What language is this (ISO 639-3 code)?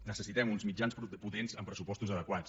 cat